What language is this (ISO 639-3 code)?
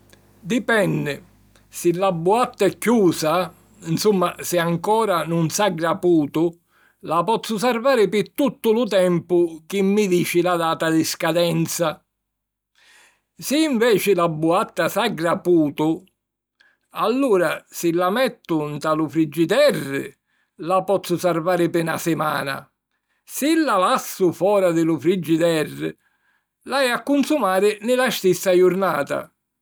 scn